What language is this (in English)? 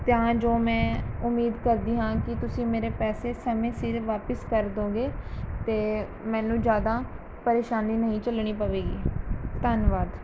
Punjabi